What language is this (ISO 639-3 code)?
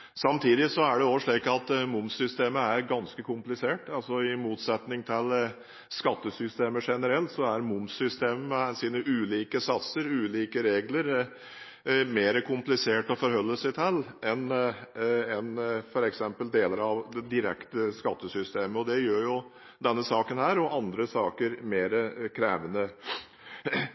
nob